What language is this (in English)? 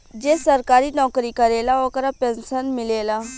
Bhojpuri